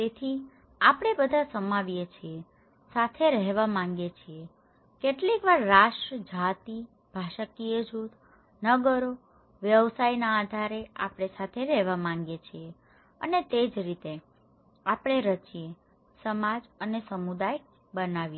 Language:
Gujarati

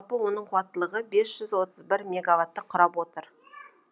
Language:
Kazakh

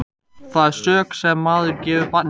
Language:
Icelandic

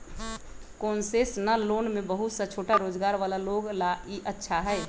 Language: Magahi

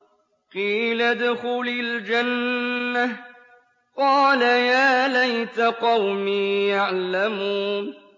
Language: Arabic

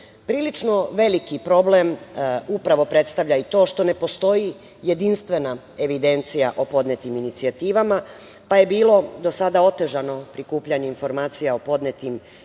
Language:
Serbian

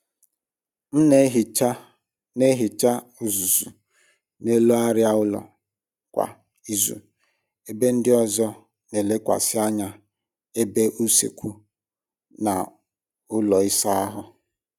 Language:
Igbo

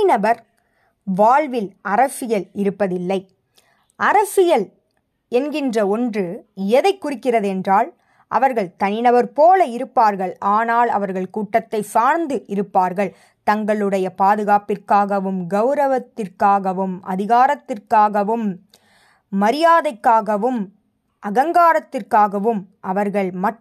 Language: Tamil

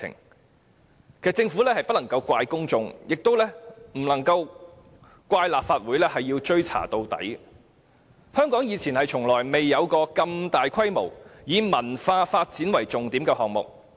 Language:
Cantonese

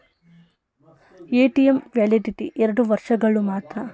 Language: Kannada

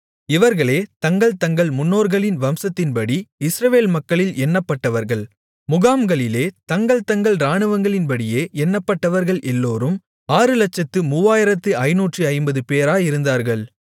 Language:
Tamil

